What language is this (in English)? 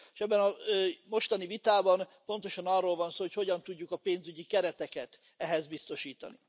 Hungarian